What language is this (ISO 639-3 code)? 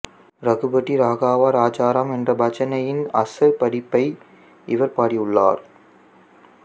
tam